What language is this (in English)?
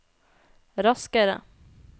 Norwegian